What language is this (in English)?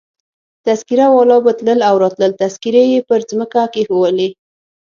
Pashto